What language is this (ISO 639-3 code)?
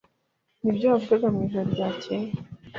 kin